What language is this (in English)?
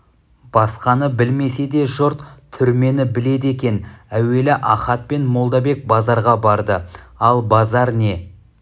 Kazakh